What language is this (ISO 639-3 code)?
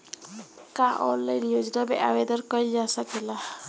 bho